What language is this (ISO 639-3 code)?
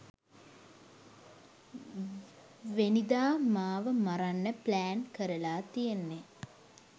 sin